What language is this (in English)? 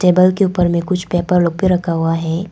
Hindi